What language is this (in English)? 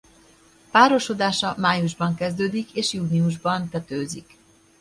Hungarian